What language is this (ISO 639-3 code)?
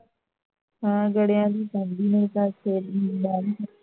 pan